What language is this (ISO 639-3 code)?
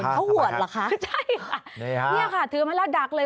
tha